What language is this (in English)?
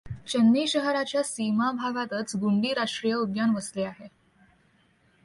Marathi